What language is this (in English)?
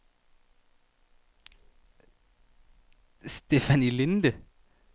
Danish